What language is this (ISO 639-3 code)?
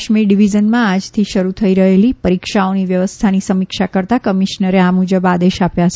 guj